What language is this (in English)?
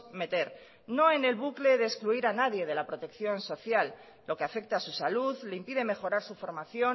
Spanish